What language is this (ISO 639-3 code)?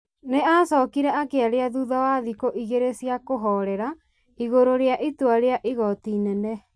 kik